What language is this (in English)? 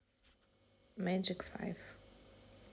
Russian